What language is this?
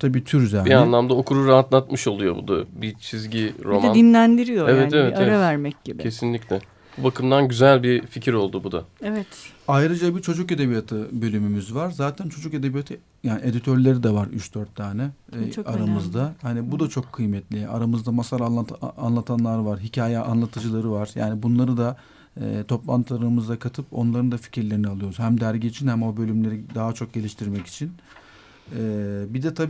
Turkish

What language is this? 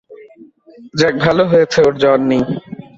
Bangla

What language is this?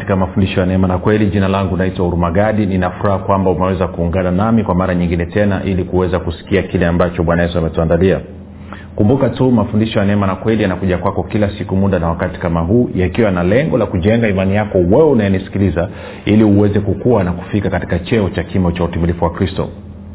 Swahili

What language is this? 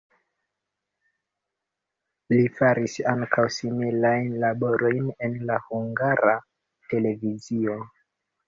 Esperanto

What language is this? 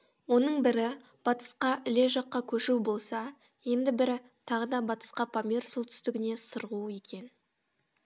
Kazakh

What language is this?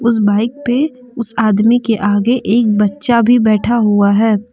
Hindi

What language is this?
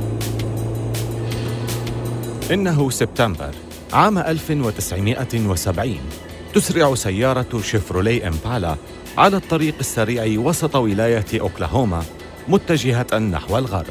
Arabic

